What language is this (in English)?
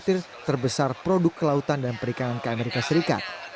Indonesian